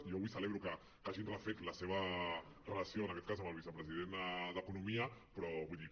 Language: Catalan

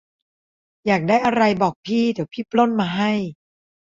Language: Thai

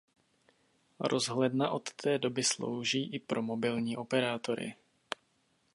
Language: Czech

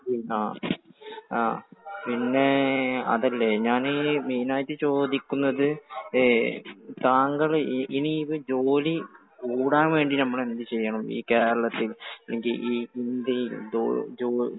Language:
Malayalam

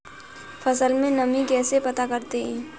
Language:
Hindi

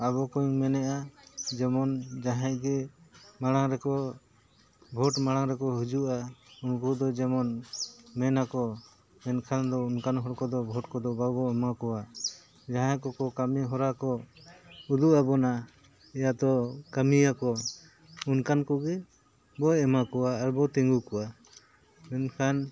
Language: Santali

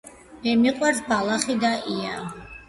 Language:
Georgian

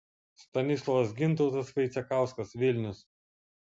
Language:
Lithuanian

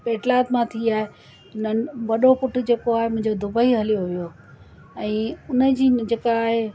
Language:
Sindhi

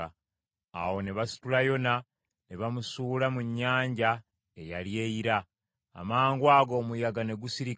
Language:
Ganda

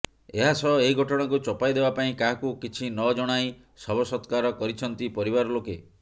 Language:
Odia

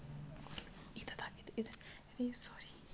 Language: Chhattisgarhi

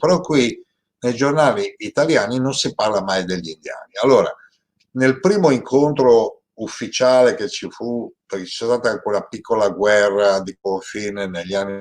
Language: Italian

